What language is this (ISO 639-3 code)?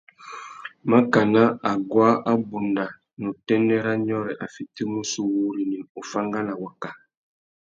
bag